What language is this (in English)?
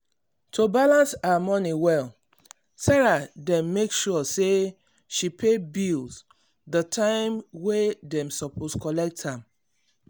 Nigerian Pidgin